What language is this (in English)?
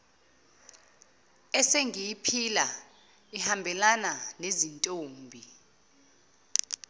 Zulu